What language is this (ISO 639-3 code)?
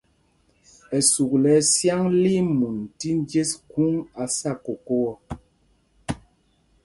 mgg